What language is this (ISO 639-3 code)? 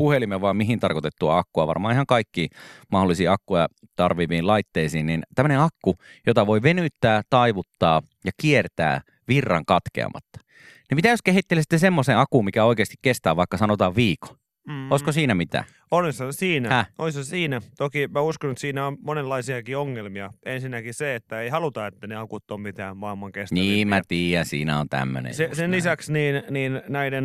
fin